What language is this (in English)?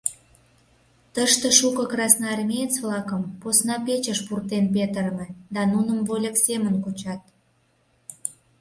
Mari